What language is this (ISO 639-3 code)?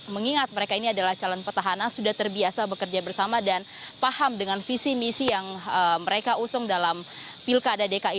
ind